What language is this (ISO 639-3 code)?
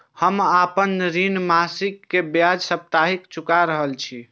mai